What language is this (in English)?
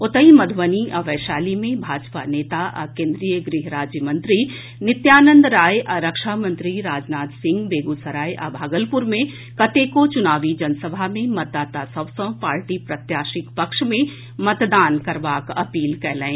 Maithili